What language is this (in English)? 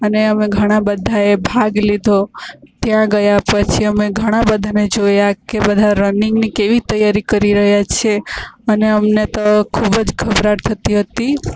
Gujarati